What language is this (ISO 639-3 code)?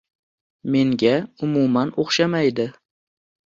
uzb